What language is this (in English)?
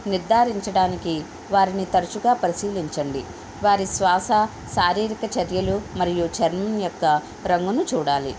Telugu